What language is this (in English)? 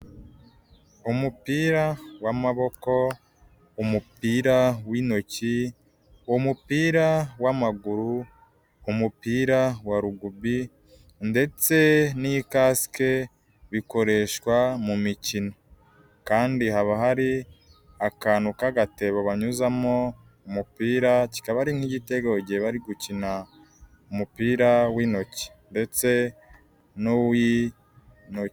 Kinyarwanda